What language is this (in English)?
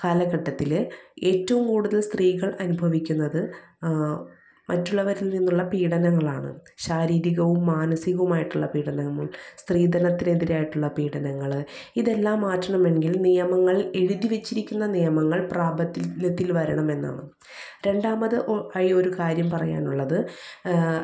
Malayalam